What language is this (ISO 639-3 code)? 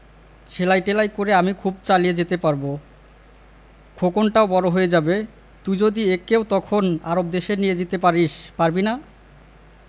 ben